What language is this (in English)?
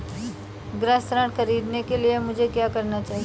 Hindi